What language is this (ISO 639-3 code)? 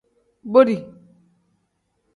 kdh